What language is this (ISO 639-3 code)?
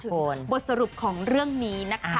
tha